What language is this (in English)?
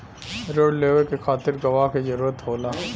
Bhojpuri